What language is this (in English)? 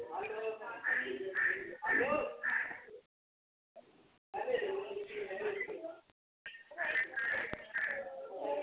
Dogri